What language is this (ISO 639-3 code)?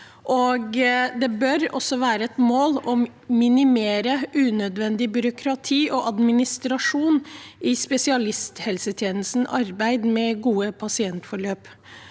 nor